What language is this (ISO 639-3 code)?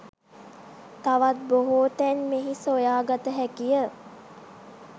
sin